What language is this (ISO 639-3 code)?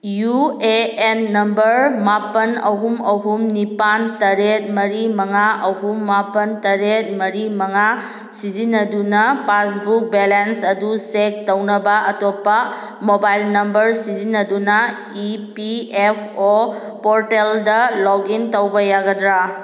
mni